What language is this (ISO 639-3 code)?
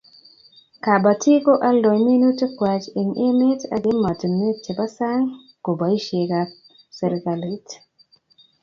kln